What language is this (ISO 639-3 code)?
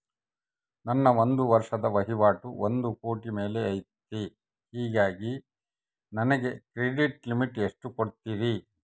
kan